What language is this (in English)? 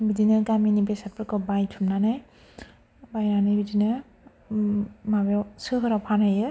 Bodo